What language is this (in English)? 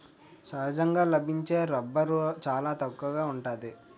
Telugu